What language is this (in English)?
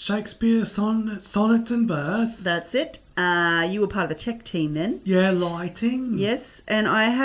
English